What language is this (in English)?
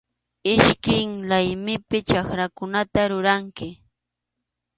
Arequipa-La Unión Quechua